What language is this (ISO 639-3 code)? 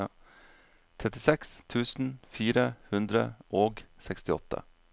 nor